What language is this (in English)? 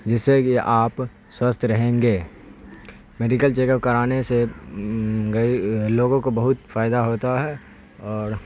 Urdu